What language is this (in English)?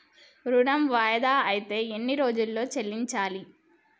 Telugu